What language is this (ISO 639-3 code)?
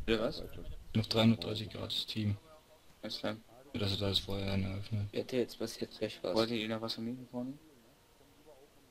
deu